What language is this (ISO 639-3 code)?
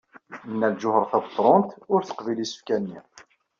kab